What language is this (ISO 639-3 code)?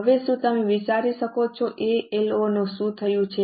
guj